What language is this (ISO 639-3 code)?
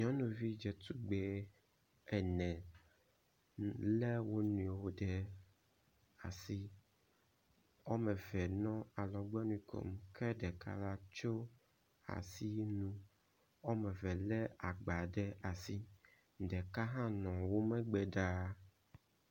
ewe